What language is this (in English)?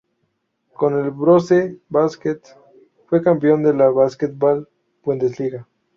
Spanish